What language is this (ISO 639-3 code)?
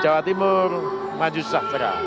ind